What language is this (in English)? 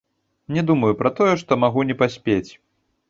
Belarusian